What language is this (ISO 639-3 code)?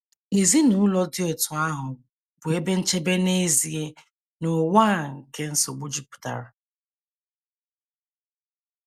ibo